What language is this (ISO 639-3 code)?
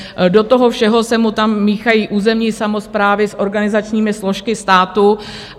ces